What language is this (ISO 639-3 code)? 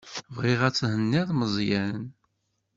kab